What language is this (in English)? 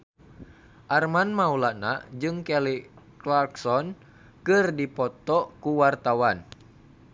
Sundanese